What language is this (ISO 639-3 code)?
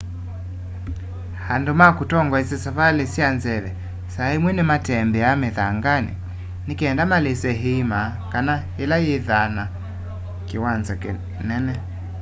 kam